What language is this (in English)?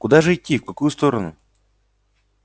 Russian